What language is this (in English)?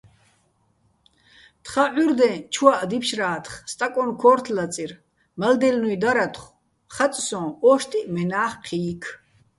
Bats